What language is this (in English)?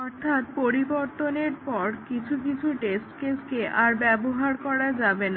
Bangla